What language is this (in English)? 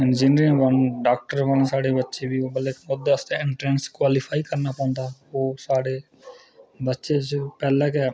Dogri